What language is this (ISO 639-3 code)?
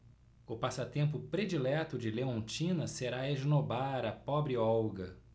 por